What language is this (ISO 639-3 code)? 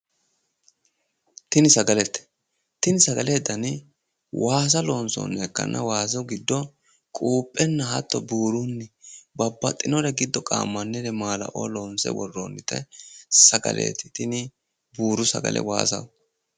sid